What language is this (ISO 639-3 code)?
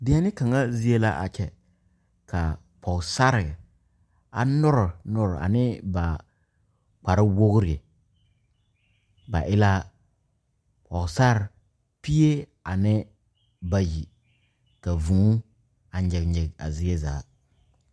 dga